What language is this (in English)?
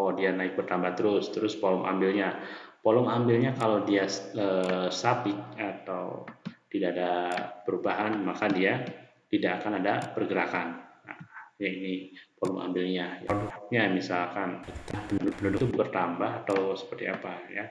Indonesian